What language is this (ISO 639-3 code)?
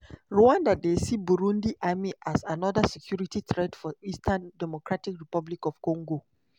pcm